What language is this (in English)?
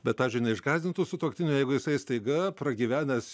Lithuanian